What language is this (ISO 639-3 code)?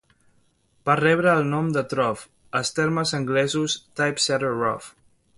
cat